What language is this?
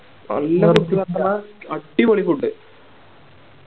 Malayalam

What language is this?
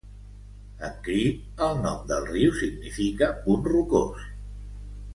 Catalan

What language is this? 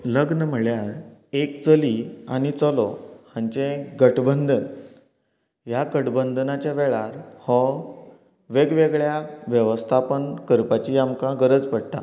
Konkani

